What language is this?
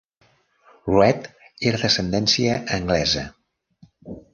Catalan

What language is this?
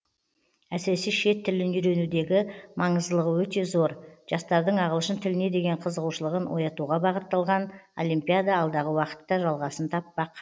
Kazakh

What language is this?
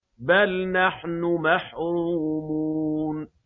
Arabic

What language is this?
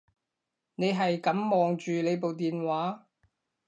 Cantonese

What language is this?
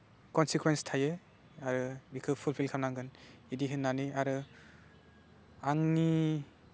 Bodo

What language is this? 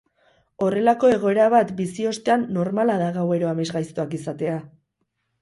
Basque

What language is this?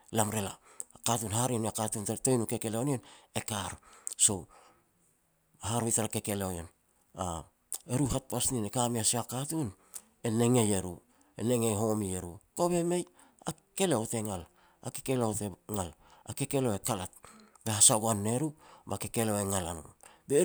Petats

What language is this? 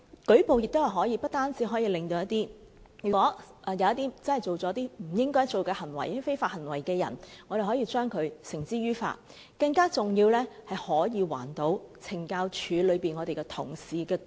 Cantonese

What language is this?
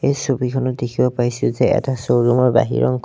Assamese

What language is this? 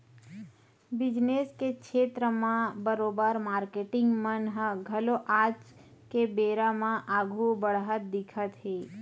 Chhattisgarhi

